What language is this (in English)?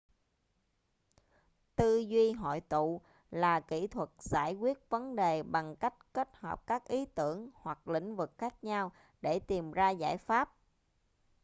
Vietnamese